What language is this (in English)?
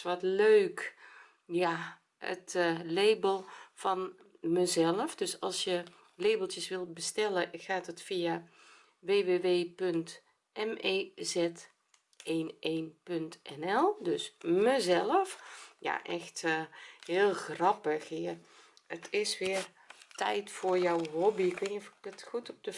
Dutch